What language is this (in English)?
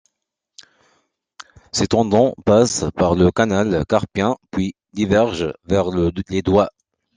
French